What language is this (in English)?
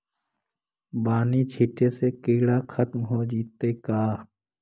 Magahi